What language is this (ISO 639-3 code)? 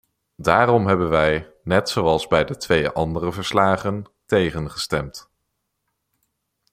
nld